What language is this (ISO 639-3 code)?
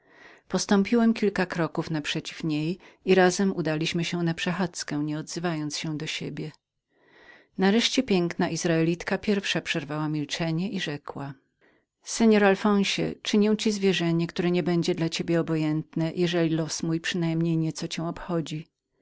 pol